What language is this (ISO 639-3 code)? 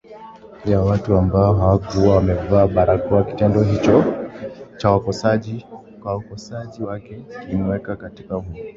swa